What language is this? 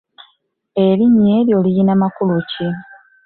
Ganda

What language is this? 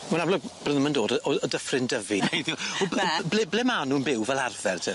Welsh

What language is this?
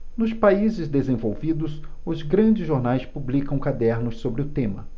Portuguese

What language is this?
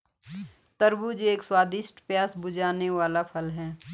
Hindi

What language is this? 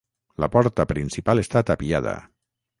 Catalan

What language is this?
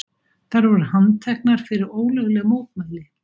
Icelandic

